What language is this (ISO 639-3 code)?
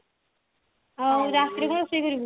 ori